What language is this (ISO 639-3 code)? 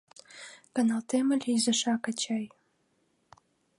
chm